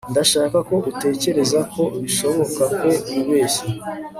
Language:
Kinyarwanda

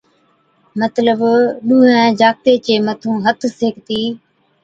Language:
Od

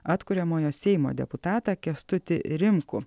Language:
Lithuanian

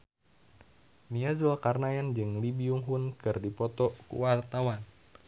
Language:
Sundanese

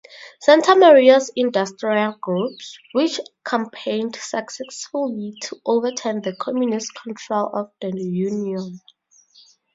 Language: English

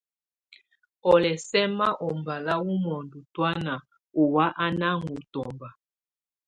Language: Tunen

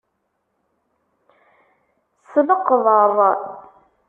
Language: Kabyle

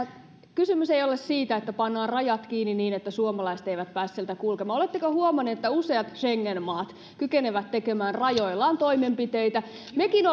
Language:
Finnish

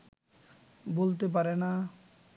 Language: Bangla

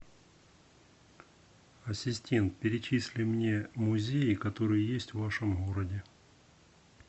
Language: Russian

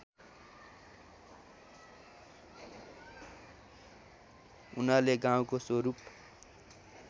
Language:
Nepali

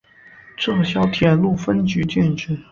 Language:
Chinese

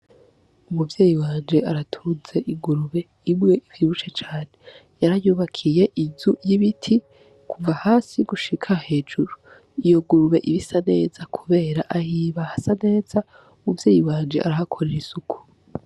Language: Rundi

